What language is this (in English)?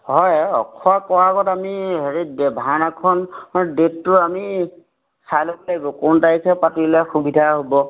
Assamese